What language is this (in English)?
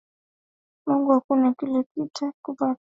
Swahili